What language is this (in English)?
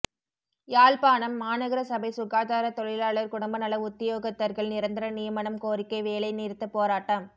Tamil